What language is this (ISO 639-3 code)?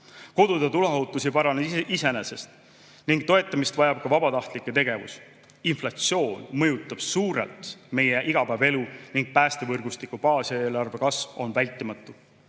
est